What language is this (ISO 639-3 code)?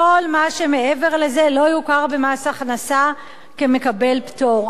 heb